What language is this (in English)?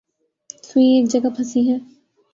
Urdu